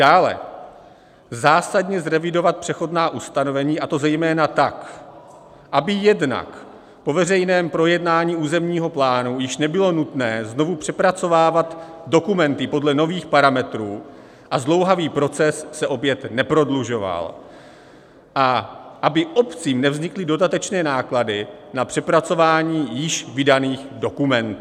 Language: Czech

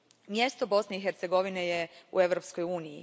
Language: Croatian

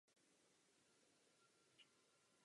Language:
Czech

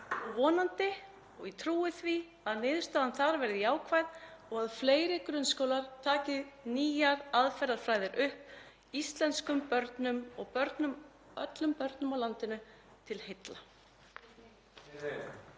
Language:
Icelandic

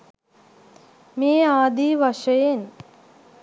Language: Sinhala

